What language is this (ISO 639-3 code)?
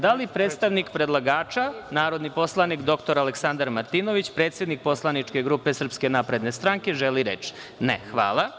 srp